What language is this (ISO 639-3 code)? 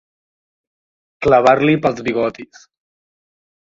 cat